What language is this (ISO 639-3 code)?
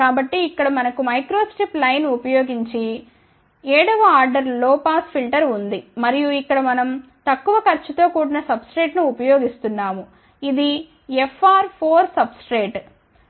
tel